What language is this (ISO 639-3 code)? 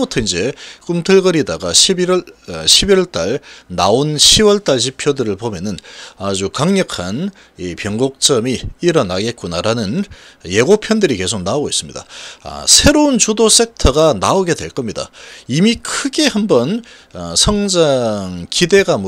kor